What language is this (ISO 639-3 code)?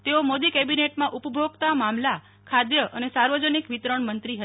guj